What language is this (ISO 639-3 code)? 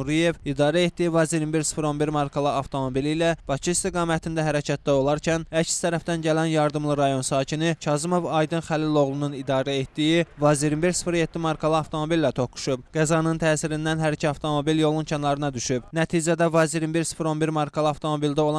tur